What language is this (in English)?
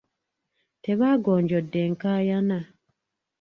Ganda